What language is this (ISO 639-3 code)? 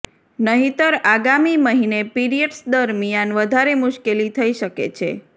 guj